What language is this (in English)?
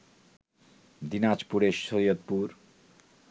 Bangla